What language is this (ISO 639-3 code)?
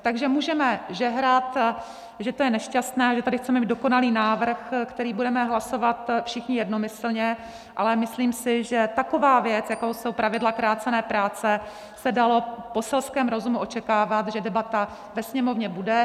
ces